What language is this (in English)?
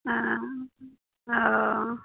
Maithili